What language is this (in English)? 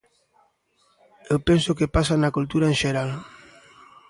Galician